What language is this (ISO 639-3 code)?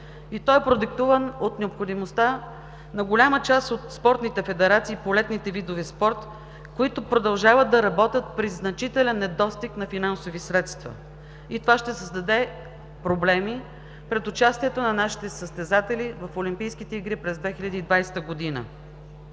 bul